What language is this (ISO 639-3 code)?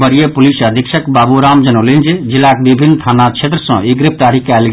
mai